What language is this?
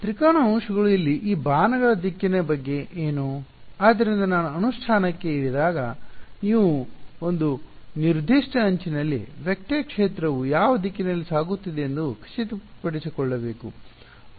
Kannada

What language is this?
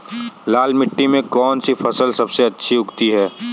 Hindi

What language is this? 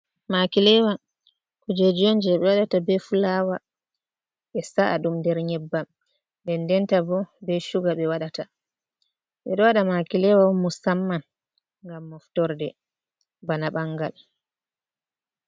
Fula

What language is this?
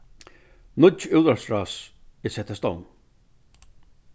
Faroese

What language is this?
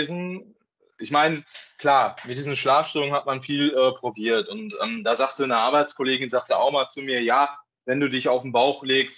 German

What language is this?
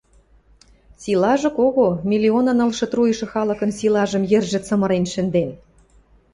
Western Mari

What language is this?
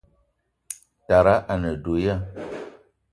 Eton (Cameroon)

